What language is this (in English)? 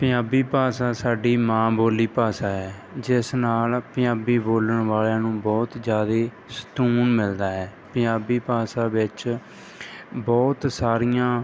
Punjabi